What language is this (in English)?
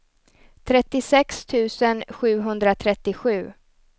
Swedish